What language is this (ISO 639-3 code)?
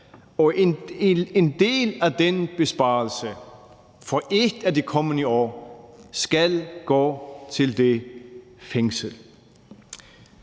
dan